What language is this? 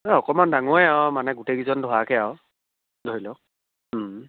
Assamese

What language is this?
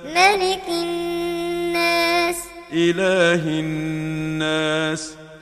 Arabic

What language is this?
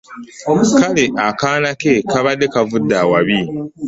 Ganda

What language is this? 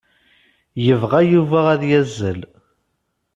Kabyle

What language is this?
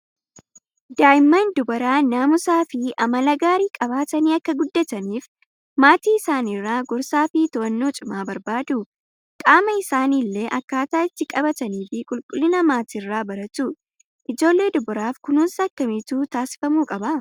Oromo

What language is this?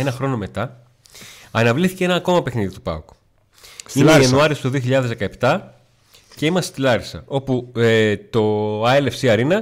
Greek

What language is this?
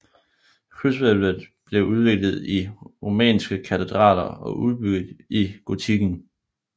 Danish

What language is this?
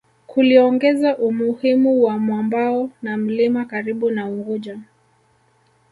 Swahili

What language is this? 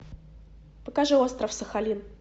Russian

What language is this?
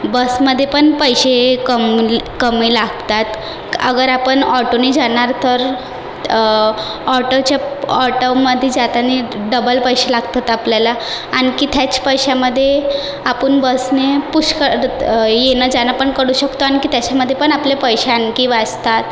Marathi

